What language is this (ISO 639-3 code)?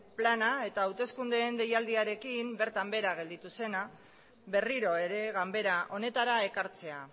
eus